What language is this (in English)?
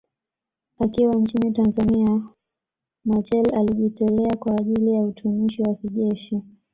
Swahili